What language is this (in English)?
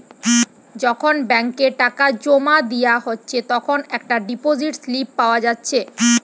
Bangla